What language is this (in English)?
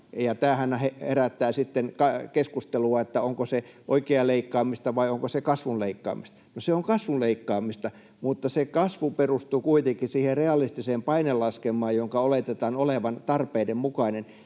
Finnish